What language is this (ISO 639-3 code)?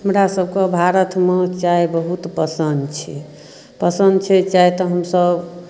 mai